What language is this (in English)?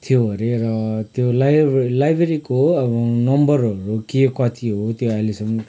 Nepali